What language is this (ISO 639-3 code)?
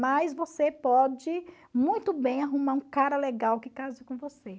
por